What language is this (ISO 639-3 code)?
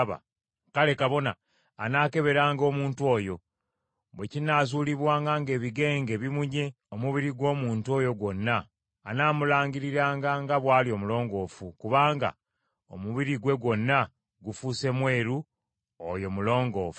lug